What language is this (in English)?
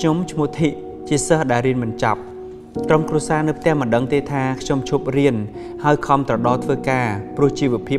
Vietnamese